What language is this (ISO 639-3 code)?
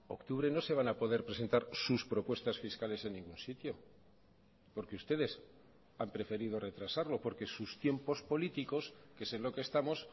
spa